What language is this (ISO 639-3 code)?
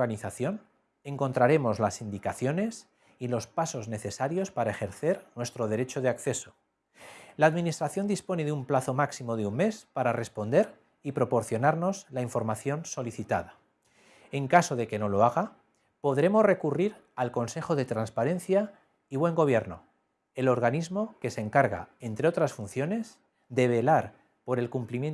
spa